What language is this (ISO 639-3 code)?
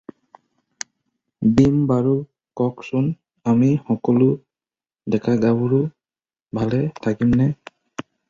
asm